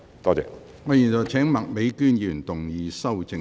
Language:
Cantonese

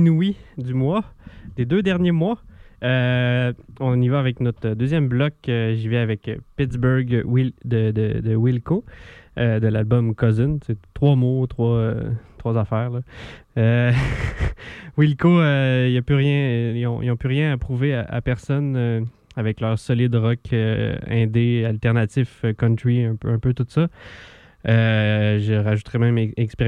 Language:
French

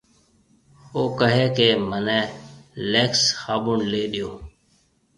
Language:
Marwari (Pakistan)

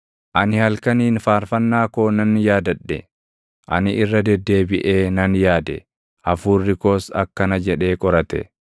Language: Oromo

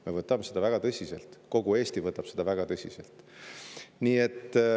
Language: Estonian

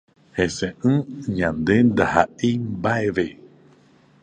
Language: Guarani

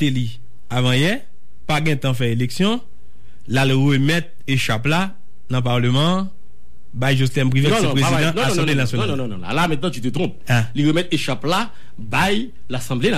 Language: French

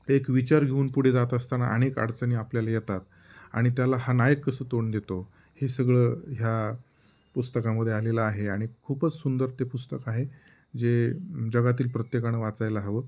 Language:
Marathi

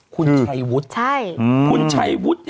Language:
Thai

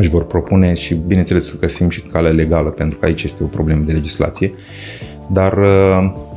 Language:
Romanian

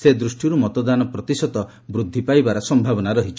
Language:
Odia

